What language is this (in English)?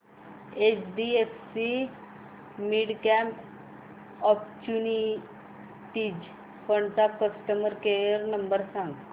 Marathi